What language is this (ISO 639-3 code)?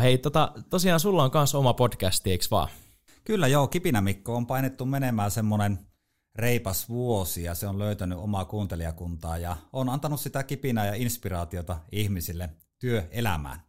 fin